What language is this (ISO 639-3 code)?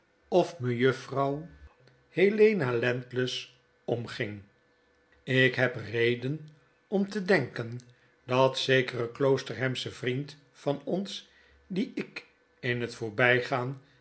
nld